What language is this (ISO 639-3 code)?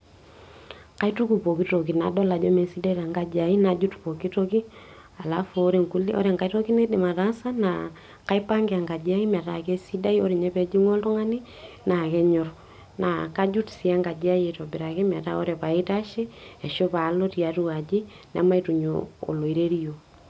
mas